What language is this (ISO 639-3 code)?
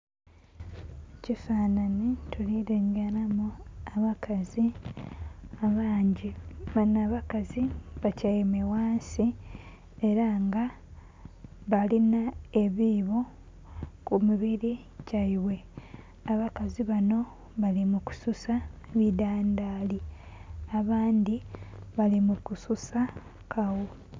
xog